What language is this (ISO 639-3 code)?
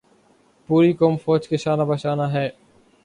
urd